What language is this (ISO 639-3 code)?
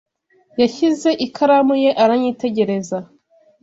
kin